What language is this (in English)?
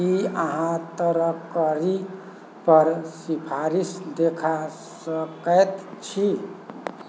Maithili